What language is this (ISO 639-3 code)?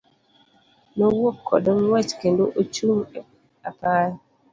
luo